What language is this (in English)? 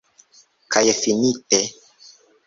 Esperanto